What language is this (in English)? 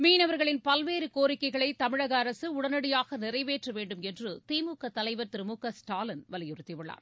Tamil